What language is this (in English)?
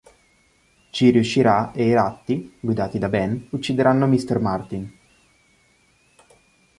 Italian